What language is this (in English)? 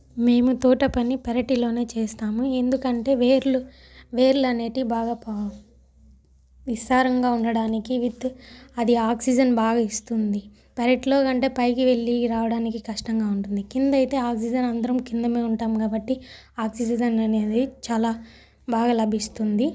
Telugu